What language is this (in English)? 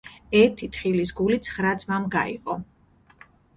Georgian